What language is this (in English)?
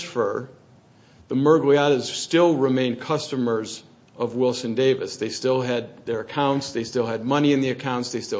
English